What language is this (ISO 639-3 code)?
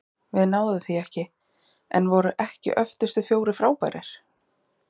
isl